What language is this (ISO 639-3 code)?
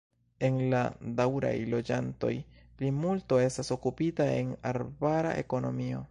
epo